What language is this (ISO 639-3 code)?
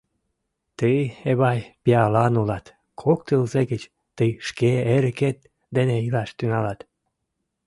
chm